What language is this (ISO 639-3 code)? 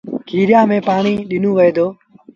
sbn